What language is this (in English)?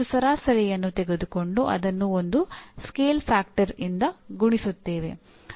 Kannada